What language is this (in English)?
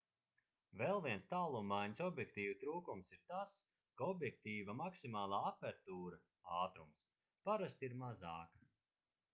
Latvian